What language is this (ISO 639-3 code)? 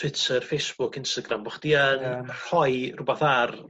cym